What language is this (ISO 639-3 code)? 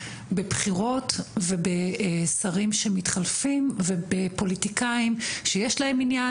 heb